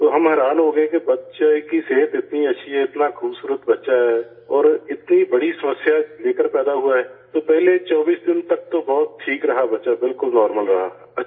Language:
Urdu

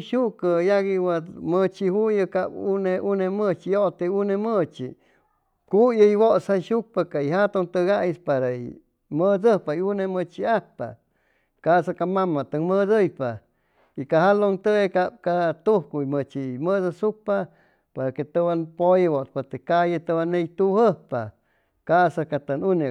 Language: Chimalapa Zoque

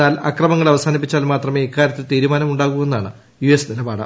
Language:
Malayalam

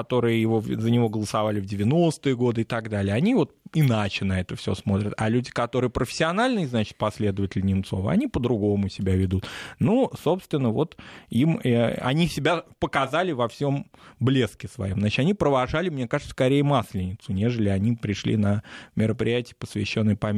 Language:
Russian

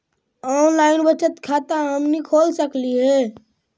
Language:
Magahi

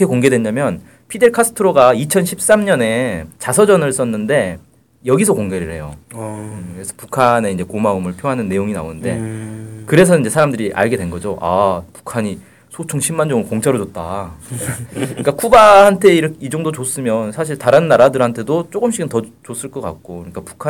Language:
Korean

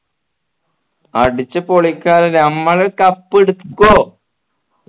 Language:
Malayalam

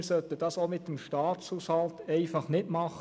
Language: Swiss German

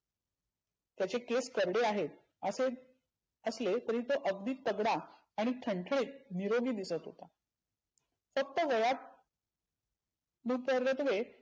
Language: Marathi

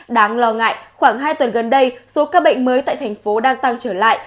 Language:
Vietnamese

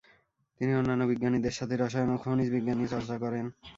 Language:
Bangla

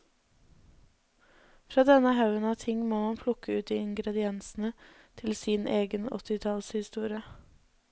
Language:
Norwegian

